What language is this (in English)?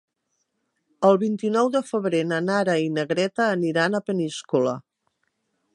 Catalan